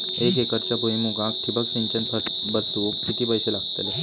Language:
Marathi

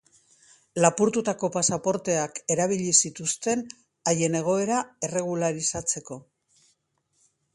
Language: Basque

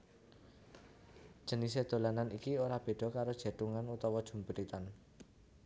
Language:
Javanese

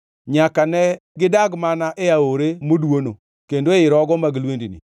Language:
Luo (Kenya and Tanzania)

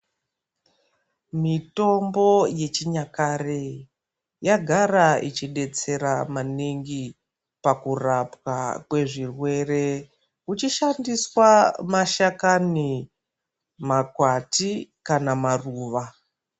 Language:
Ndau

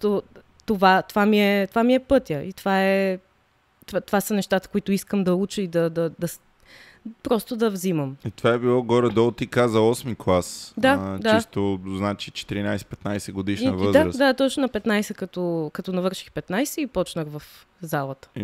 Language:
Bulgarian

